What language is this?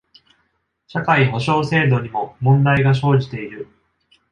Japanese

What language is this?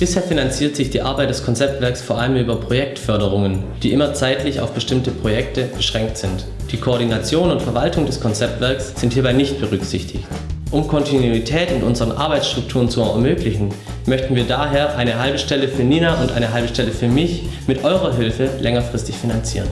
German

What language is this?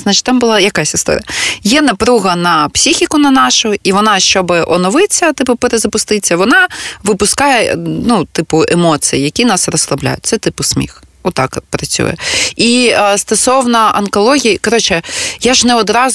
Ukrainian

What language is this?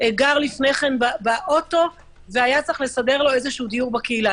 Hebrew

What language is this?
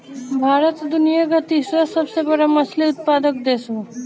Bhojpuri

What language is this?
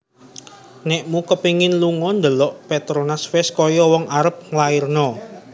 Javanese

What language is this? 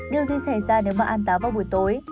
Vietnamese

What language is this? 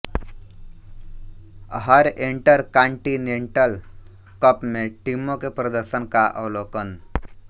Hindi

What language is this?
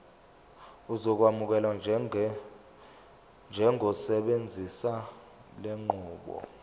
Zulu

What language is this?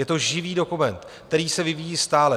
Czech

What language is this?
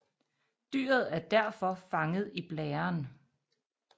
Danish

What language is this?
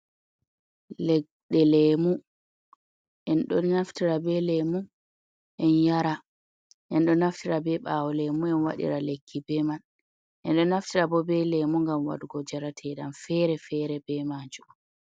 Fula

